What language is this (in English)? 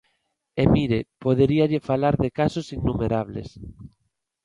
Galician